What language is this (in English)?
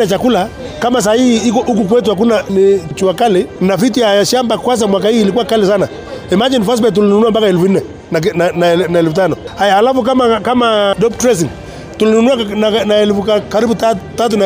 Swahili